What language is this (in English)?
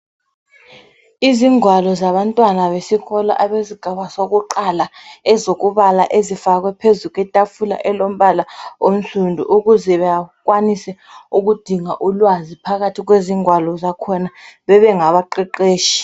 North Ndebele